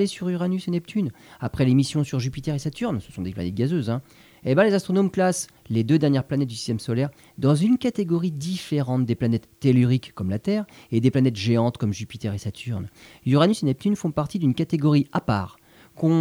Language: French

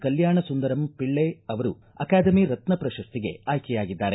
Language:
Kannada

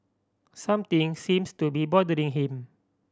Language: English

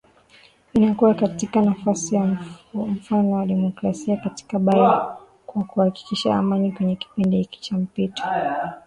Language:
Swahili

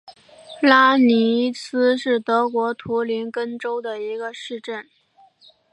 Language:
Chinese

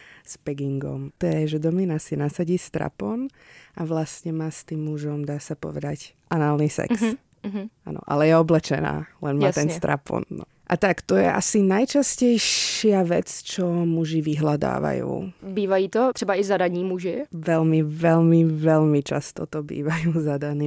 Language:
Czech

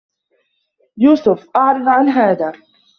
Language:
Arabic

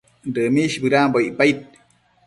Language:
Matsés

